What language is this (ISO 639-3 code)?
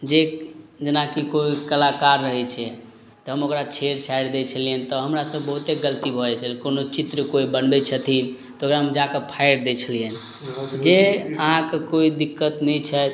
mai